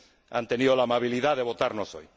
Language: Spanish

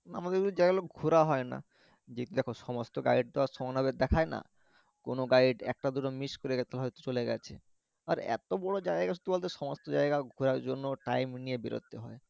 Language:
Bangla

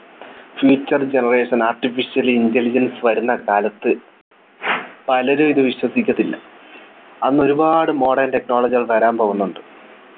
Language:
Malayalam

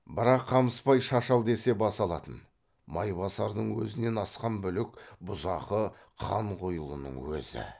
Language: Kazakh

